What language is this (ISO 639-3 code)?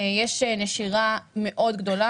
heb